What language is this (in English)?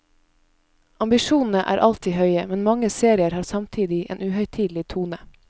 Norwegian